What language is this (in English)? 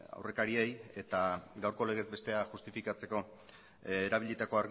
Basque